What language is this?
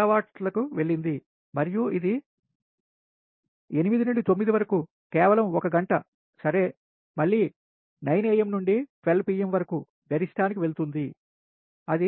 Telugu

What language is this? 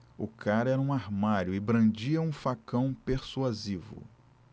Portuguese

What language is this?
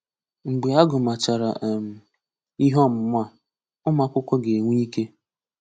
Igbo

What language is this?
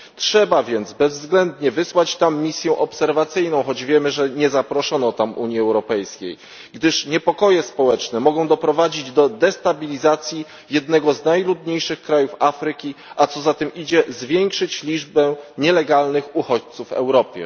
Polish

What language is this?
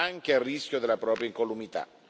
Italian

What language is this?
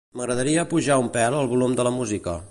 Catalan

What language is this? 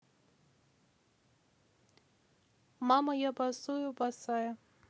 Russian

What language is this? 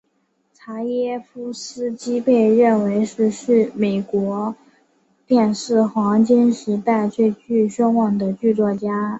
Chinese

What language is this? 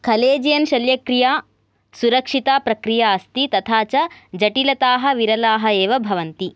Sanskrit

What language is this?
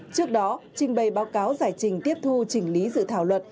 Vietnamese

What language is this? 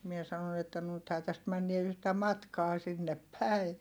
Finnish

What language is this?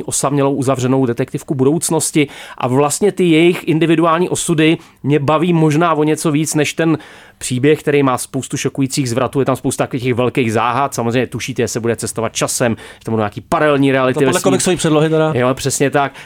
Czech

